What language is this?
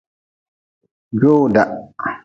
Nawdm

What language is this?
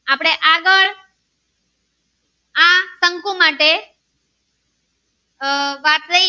Gujarati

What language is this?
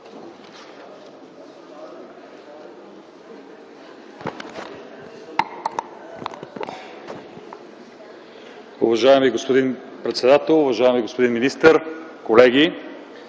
Bulgarian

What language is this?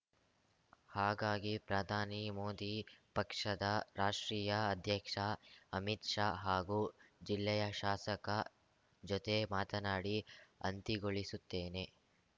Kannada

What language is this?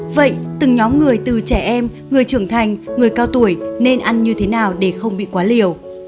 Vietnamese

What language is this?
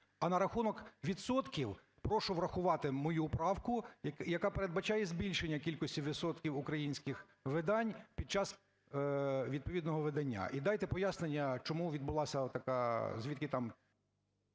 Ukrainian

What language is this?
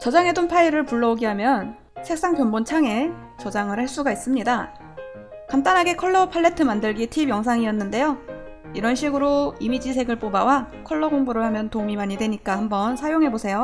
Korean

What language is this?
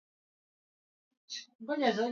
Swahili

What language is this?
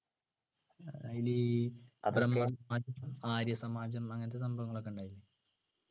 Malayalam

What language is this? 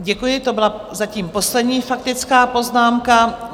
Czech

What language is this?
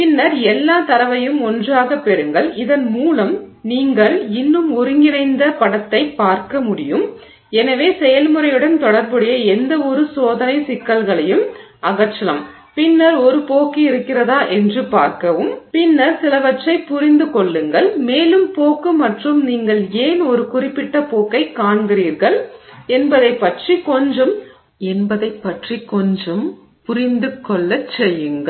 Tamil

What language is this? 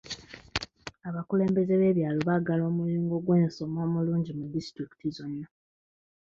Ganda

